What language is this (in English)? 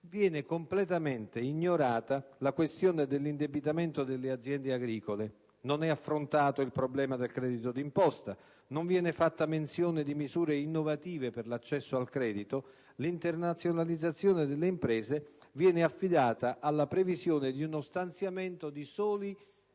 Italian